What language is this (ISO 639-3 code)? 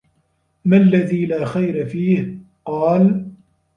ara